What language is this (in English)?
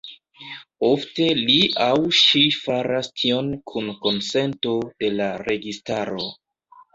Esperanto